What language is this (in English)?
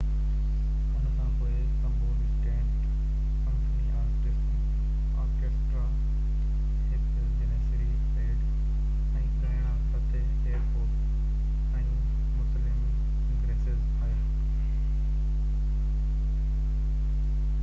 Sindhi